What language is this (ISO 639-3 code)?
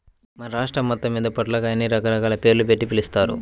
tel